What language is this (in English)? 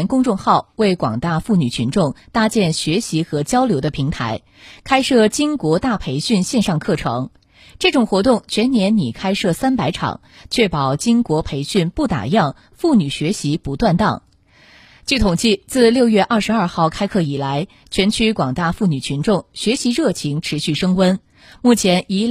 Chinese